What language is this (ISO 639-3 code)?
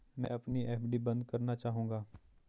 hin